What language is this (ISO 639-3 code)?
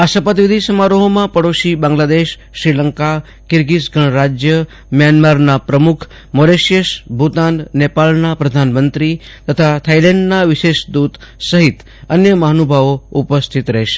guj